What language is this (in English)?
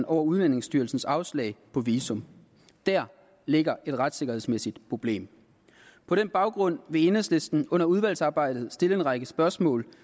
Danish